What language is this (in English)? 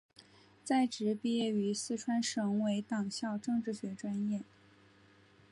Chinese